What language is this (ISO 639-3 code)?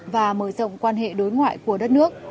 vie